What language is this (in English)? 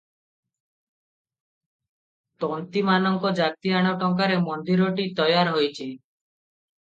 Odia